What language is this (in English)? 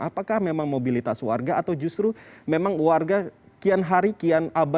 Indonesian